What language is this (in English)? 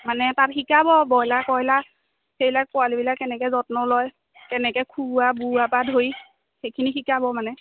Assamese